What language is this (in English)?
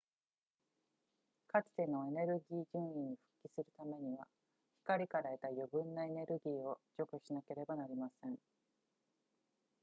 Japanese